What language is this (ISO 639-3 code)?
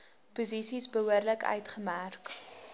afr